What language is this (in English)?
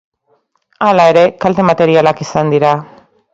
Basque